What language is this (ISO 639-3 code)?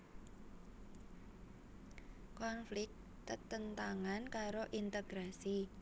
jav